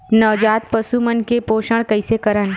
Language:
Chhattisgarhi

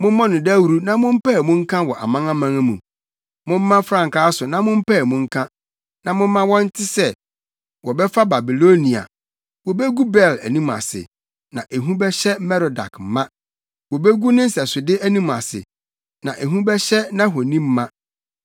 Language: Akan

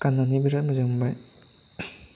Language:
Bodo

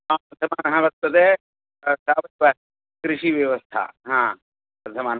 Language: Sanskrit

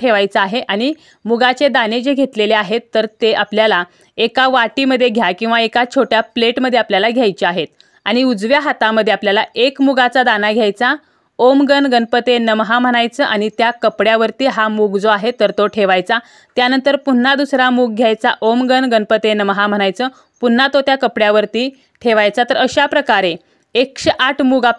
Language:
Marathi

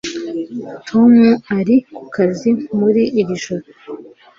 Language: Kinyarwanda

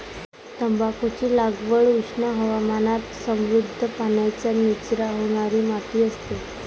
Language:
Marathi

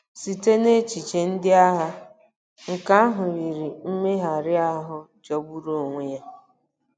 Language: Igbo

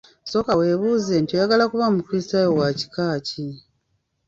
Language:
Ganda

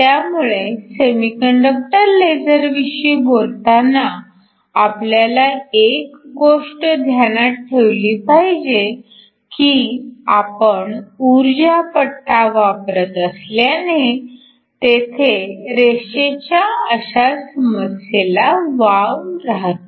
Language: Marathi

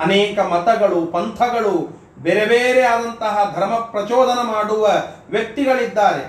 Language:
Kannada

